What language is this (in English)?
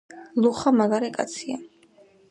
Georgian